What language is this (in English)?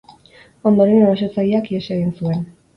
Basque